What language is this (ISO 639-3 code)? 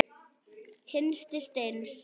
isl